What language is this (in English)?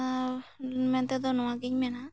Santali